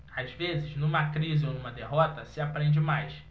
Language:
Portuguese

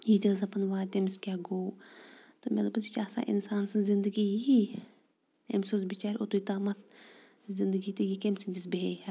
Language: Kashmiri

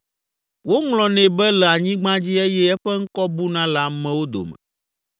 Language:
Ewe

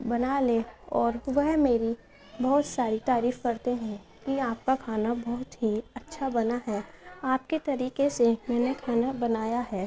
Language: Urdu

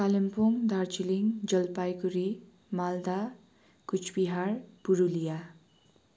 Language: Nepali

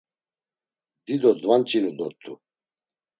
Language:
Laz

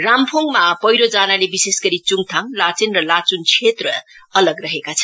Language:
Nepali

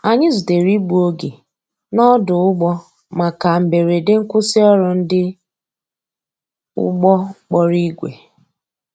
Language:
Igbo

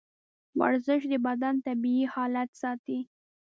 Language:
Pashto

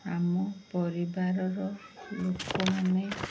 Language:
Odia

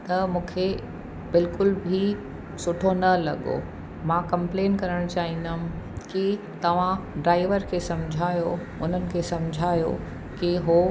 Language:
Sindhi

